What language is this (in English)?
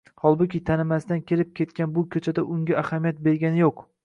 Uzbek